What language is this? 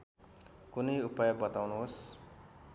Nepali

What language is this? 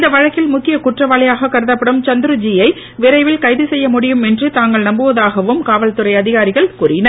Tamil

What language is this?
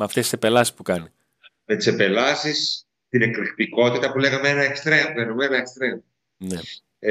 Greek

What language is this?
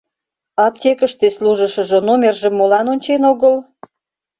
Mari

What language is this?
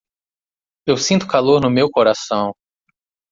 Portuguese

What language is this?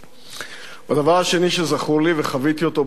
Hebrew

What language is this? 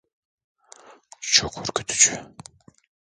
Turkish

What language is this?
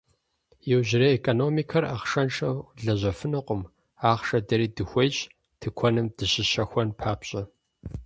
Kabardian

